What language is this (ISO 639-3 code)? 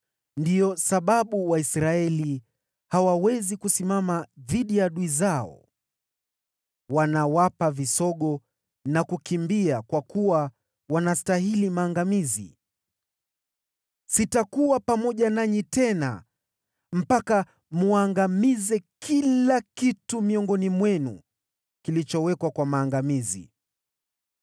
swa